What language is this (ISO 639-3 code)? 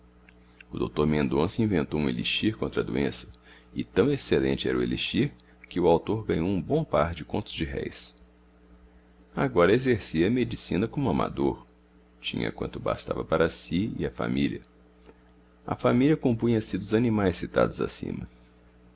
por